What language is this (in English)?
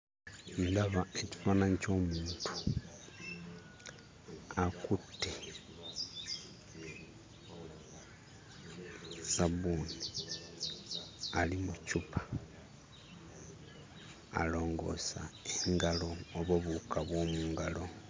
Ganda